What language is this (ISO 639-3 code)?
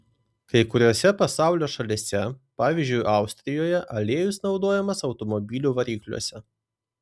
lit